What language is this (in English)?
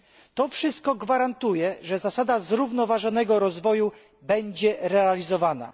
Polish